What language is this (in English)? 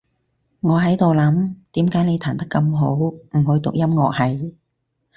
Cantonese